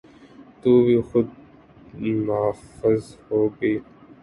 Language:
Urdu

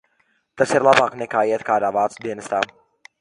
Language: Latvian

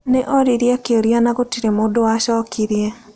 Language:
Kikuyu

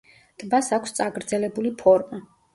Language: Georgian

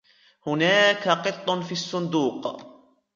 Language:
Arabic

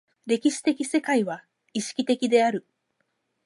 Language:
Japanese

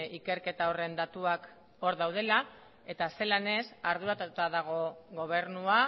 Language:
Basque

